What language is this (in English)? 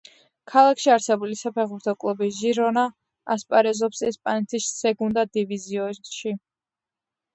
Georgian